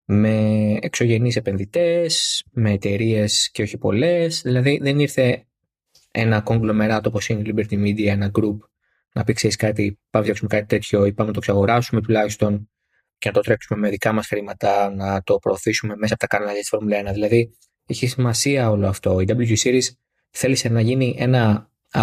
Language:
Greek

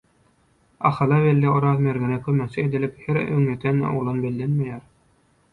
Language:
Turkmen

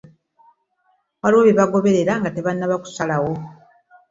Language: Ganda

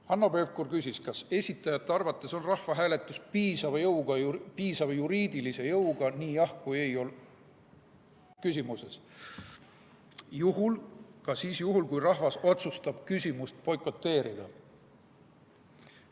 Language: Estonian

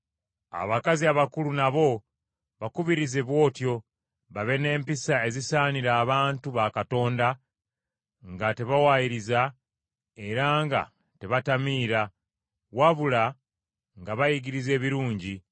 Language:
Ganda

